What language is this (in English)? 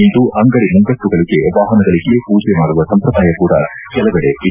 Kannada